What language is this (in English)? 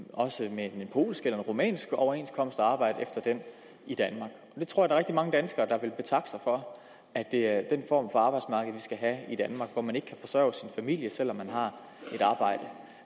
Danish